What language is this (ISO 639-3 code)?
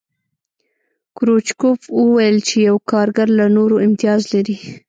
pus